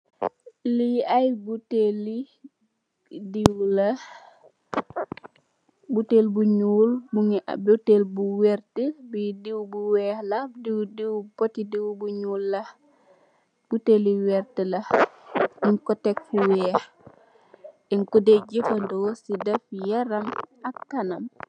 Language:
Wolof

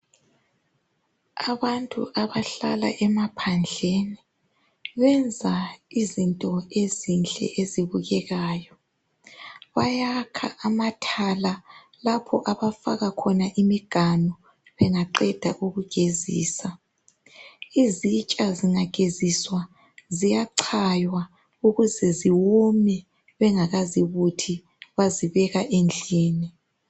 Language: North Ndebele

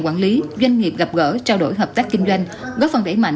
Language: Vietnamese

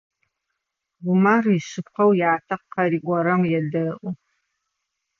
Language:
Adyghe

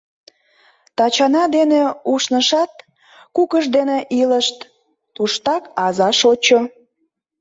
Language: Mari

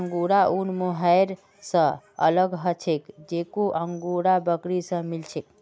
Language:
Magahi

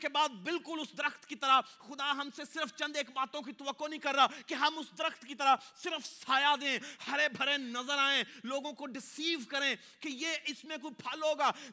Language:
Urdu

